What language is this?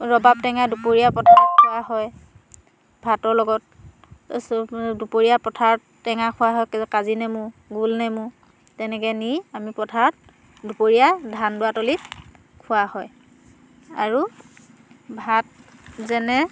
Assamese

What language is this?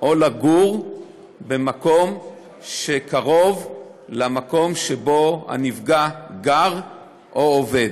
Hebrew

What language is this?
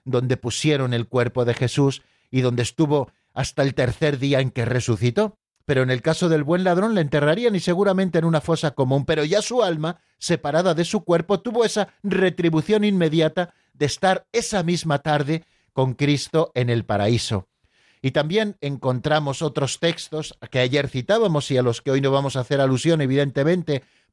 Spanish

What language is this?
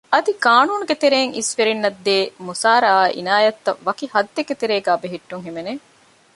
Divehi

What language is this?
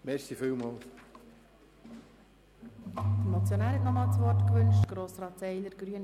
Swiss German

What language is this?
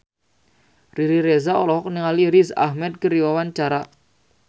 Sundanese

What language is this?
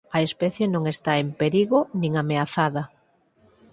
Galician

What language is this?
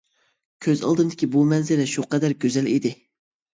Uyghur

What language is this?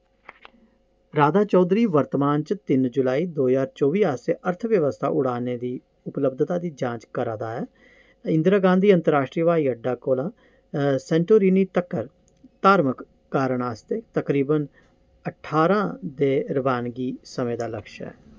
Dogri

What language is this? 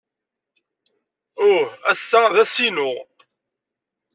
Kabyle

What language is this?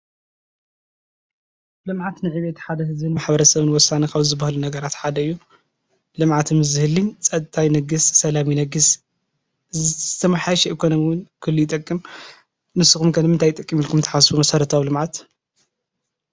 Tigrinya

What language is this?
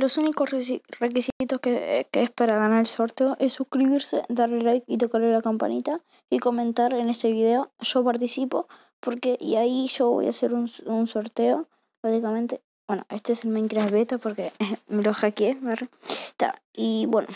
Spanish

